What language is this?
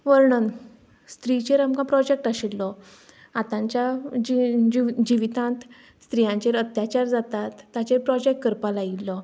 Konkani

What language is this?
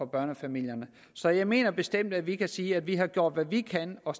Danish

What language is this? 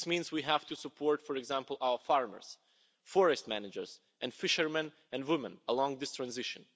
English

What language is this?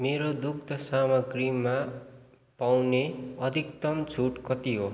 Nepali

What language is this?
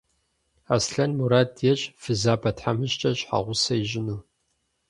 Kabardian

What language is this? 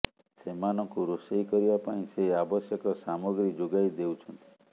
Odia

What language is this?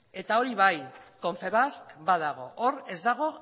Basque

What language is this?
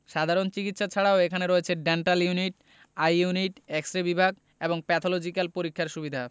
Bangla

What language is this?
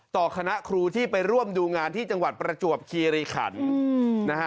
Thai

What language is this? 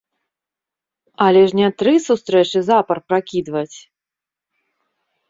Belarusian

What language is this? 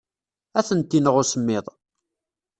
Kabyle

